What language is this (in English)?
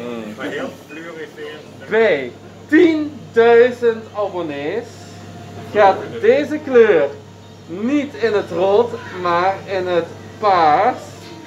Dutch